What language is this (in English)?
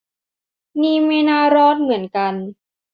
Thai